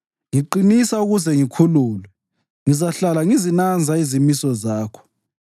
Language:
North Ndebele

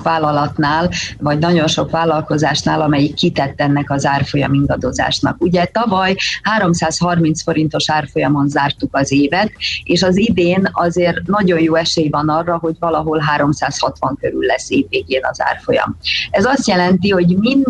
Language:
Hungarian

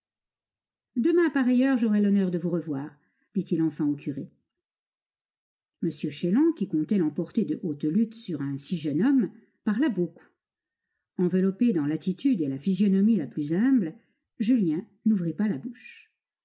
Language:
French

